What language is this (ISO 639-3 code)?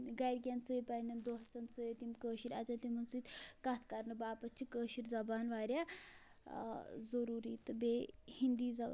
kas